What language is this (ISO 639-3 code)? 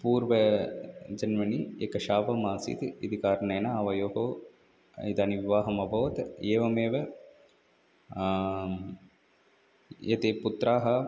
san